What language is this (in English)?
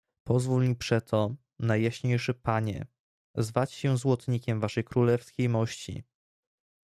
Polish